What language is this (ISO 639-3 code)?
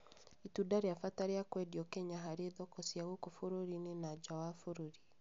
kik